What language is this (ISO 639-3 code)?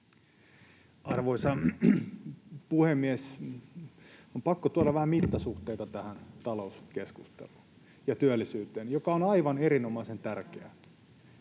fin